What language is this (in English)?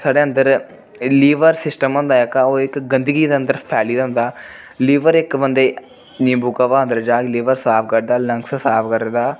Dogri